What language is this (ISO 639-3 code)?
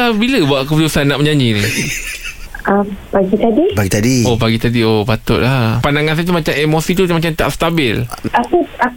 msa